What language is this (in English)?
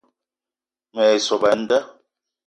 Eton (Cameroon)